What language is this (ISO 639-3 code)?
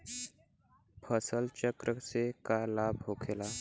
bho